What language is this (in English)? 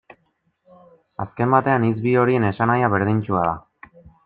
Basque